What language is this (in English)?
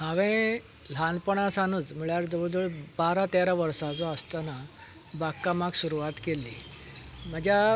Konkani